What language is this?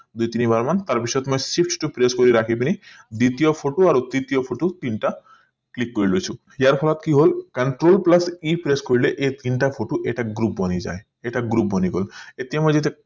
Assamese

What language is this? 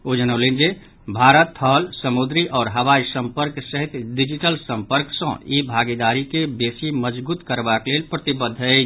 Maithili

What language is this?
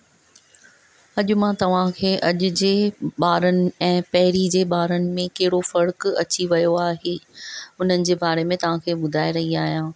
Sindhi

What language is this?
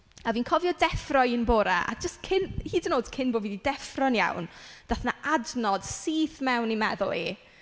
Welsh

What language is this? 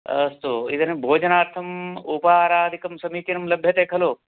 Sanskrit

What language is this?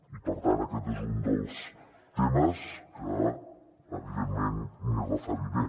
Catalan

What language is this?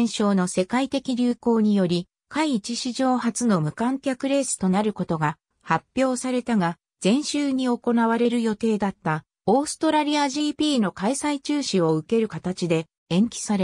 Japanese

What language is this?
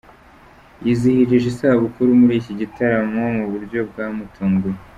Kinyarwanda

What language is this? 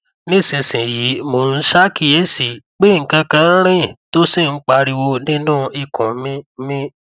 Yoruba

